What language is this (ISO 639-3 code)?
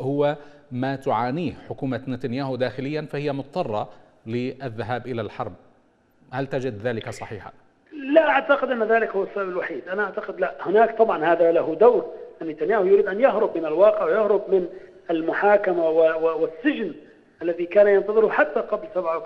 ara